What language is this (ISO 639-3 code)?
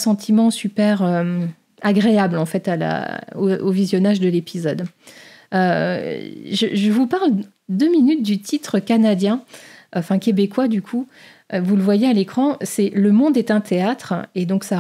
fra